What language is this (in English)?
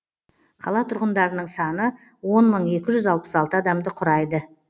Kazakh